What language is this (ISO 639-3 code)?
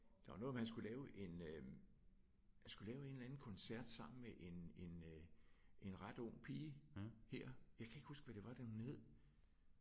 dan